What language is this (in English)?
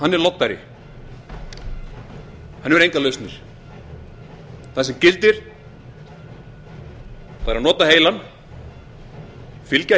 Icelandic